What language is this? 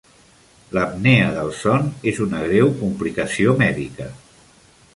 Catalan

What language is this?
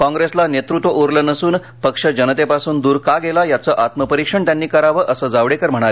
Marathi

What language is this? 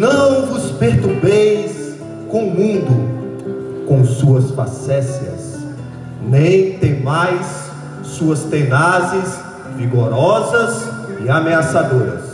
Portuguese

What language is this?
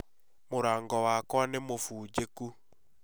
Kikuyu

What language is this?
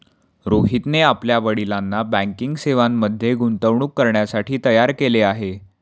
Marathi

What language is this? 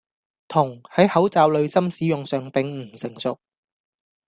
Cantonese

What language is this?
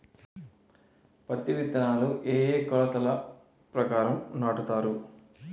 Telugu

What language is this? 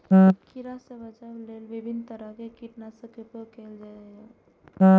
Maithili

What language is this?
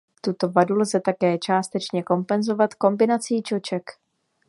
Czech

